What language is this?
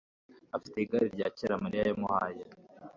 Kinyarwanda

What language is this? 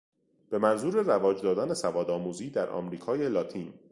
Persian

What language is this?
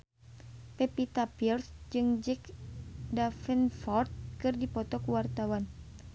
Sundanese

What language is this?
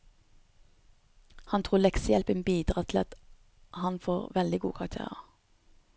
Norwegian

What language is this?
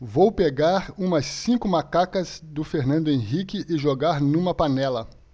Portuguese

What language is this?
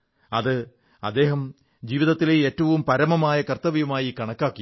Malayalam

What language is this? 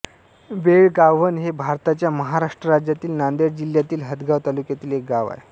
Marathi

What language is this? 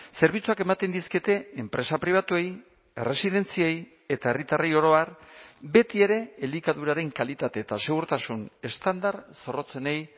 Basque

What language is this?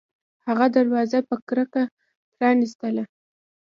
Pashto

